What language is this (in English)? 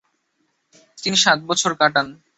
Bangla